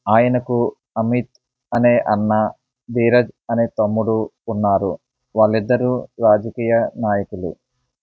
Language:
Telugu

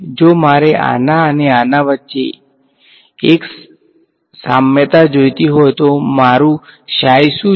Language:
Gujarati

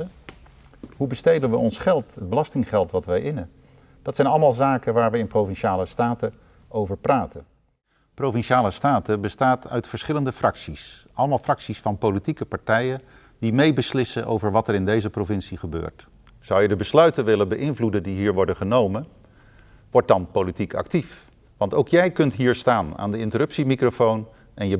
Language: Dutch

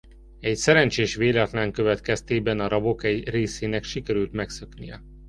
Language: Hungarian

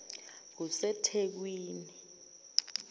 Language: Zulu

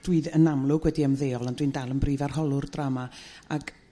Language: Welsh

